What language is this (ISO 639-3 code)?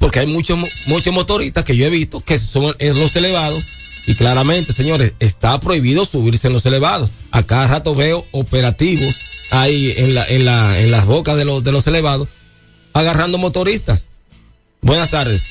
spa